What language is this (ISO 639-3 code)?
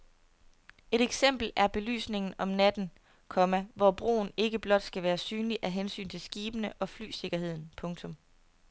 dan